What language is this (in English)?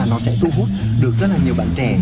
Vietnamese